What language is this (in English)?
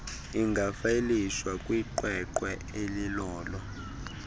Xhosa